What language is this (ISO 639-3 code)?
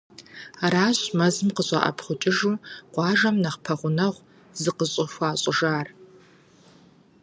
kbd